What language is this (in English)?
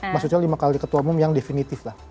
Indonesian